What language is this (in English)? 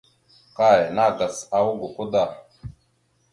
Mada (Cameroon)